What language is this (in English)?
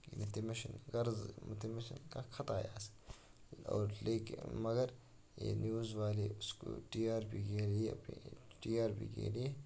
Kashmiri